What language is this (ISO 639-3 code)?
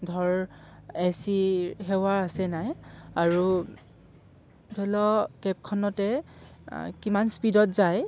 asm